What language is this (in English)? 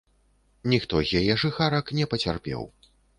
Belarusian